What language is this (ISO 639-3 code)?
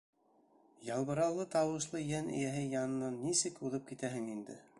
bak